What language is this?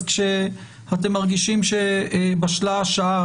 Hebrew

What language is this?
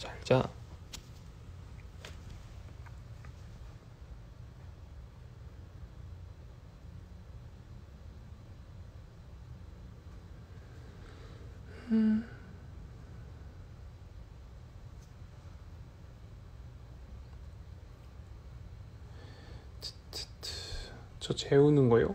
Korean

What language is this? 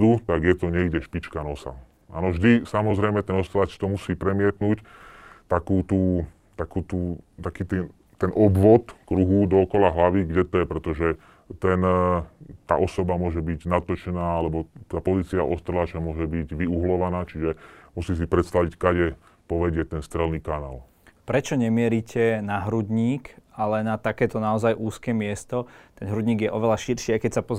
Slovak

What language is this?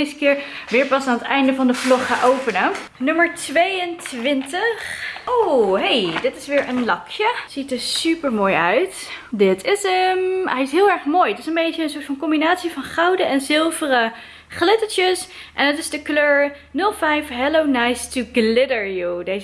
Dutch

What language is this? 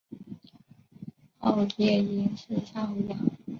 Chinese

